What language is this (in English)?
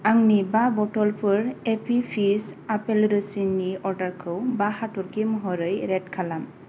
Bodo